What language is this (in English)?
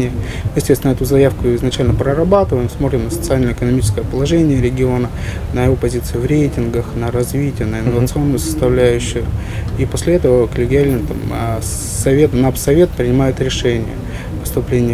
Russian